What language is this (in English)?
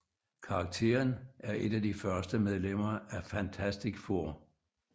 Danish